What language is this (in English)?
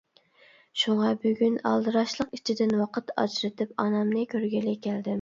Uyghur